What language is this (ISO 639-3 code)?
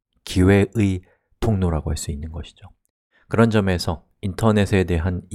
kor